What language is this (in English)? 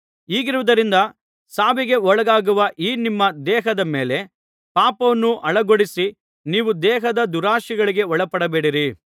Kannada